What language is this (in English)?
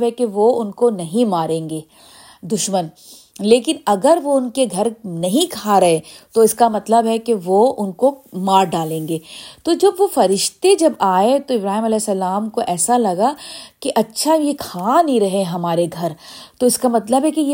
Urdu